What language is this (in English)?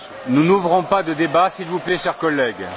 French